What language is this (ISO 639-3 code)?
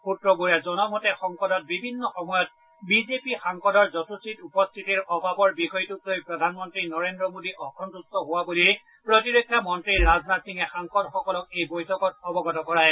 asm